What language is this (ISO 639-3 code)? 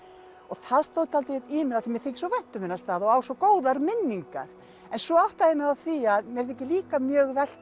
isl